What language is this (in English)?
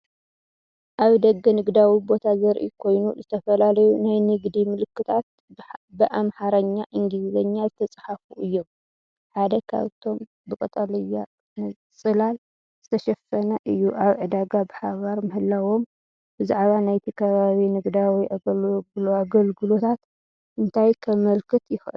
Tigrinya